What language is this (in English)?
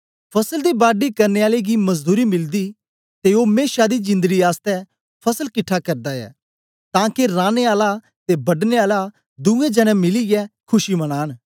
Dogri